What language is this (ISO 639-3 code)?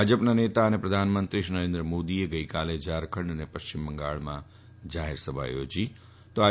guj